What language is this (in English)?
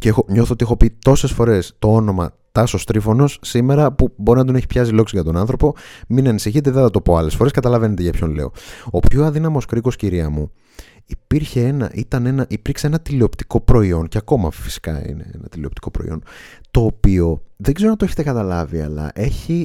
Greek